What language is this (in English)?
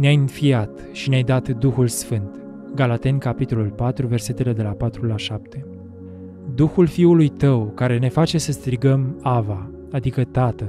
Romanian